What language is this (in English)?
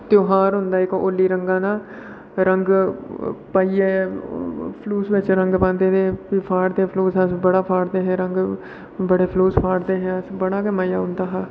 Dogri